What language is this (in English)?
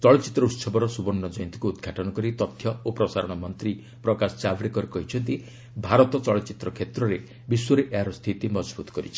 Odia